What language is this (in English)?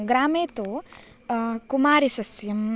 Sanskrit